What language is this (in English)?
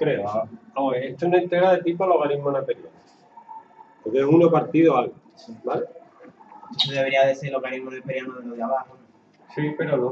Spanish